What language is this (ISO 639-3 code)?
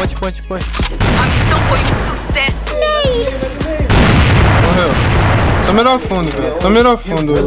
por